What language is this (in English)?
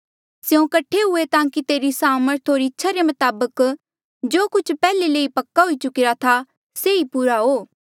Mandeali